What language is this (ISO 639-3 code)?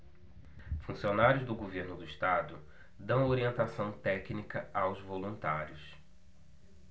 por